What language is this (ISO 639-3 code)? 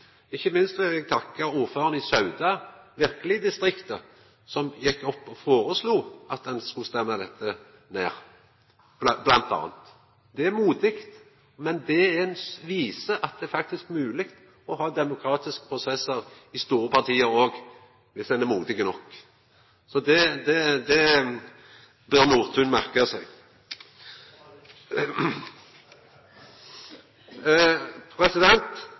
nno